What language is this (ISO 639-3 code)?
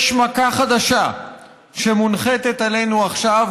heb